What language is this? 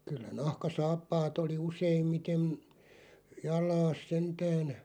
Finnish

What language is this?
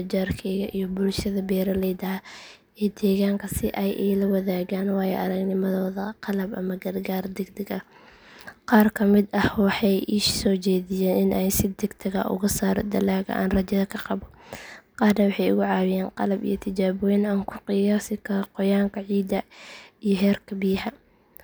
Somali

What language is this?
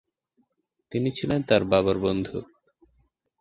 Bangla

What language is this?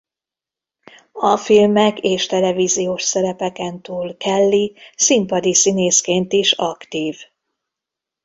Hungarian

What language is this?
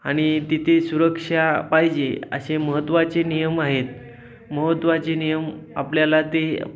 Marathi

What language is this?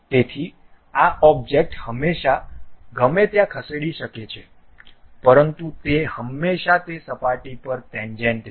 Gujarati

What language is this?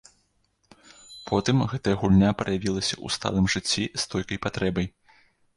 Belarusian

